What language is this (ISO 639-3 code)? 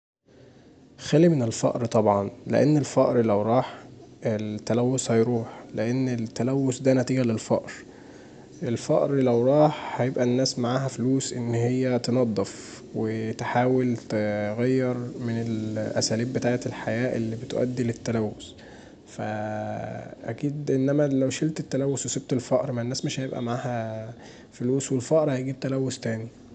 arz